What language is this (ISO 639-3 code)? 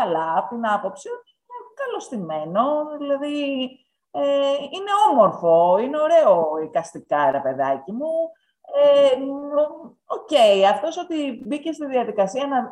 ell